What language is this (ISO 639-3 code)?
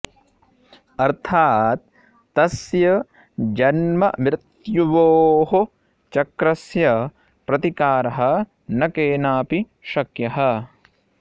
san